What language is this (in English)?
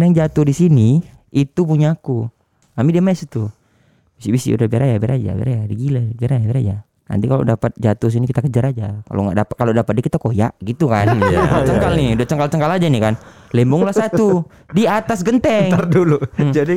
Indonesian